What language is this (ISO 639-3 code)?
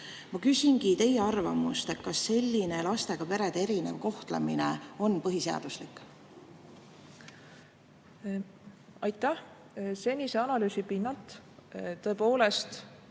est